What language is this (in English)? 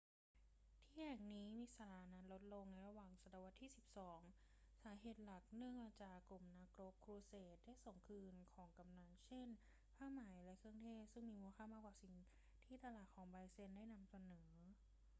Thai